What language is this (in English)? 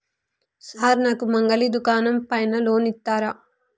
Telugu